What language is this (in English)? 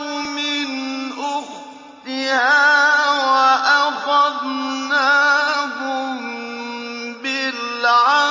Arabic